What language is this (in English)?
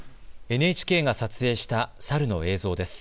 Japanese